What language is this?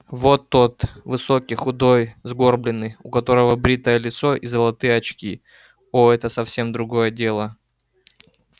Russian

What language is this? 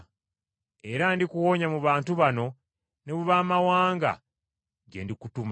Ganda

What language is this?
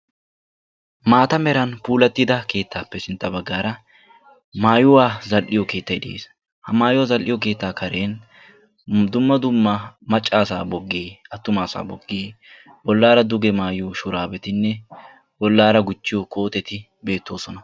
Wolaytta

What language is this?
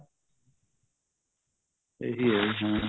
Punjabi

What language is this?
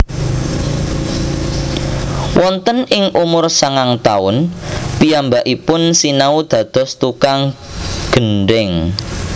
Javanese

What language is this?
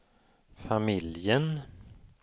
Swedish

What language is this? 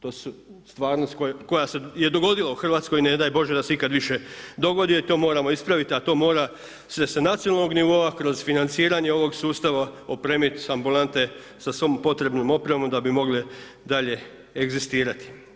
Croatian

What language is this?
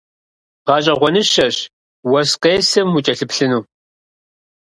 Kabardian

